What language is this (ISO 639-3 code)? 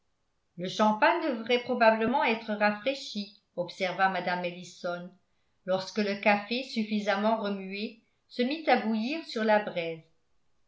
fra